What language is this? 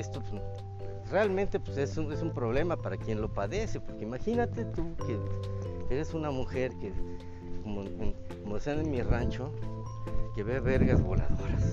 Spanish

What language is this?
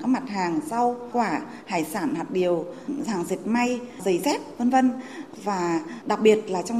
Vietnamese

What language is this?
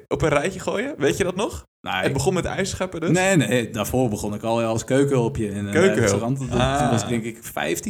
Dutch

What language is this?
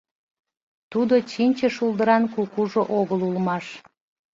Mari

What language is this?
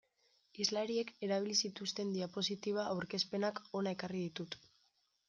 Basque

